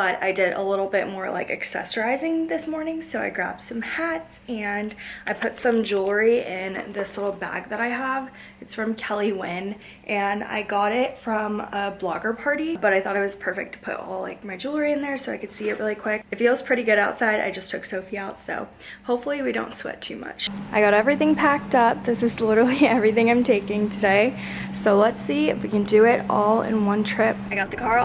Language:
English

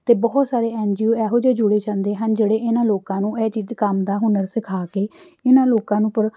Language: Punjabi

